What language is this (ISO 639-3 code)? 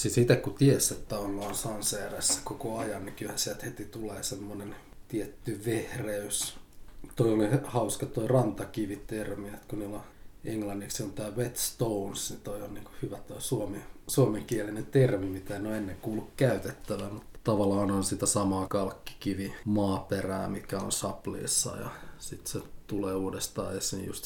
fin